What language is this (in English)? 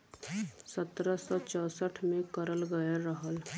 Bhojpuri